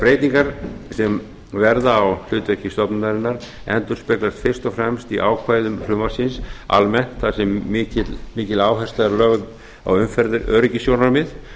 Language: Icelandic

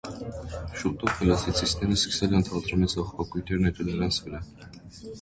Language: Armenian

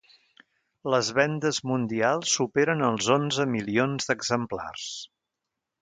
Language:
Catalan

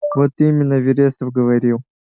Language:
Russian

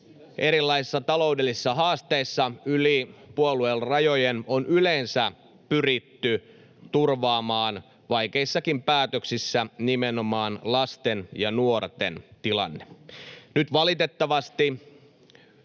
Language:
Finnish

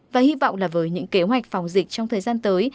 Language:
Vietnamese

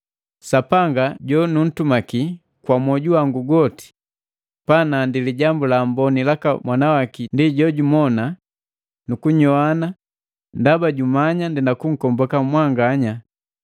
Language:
Matengo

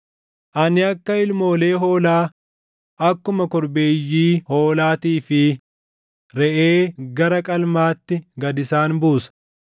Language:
Oromo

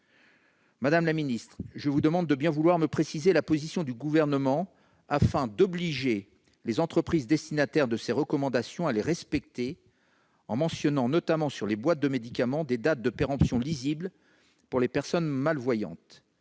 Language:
French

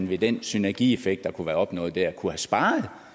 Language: Danish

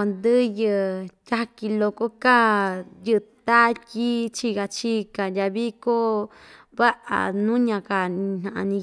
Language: Ixtayutla Mixtec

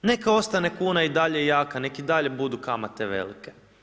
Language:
Croatian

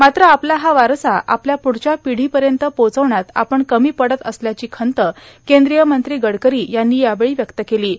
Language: Marathi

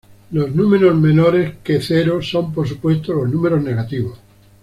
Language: Spanish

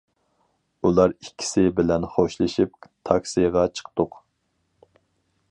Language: Uyghur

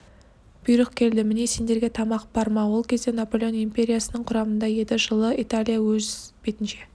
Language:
Kazakh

